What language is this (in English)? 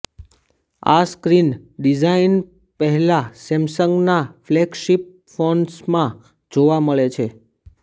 Gujarati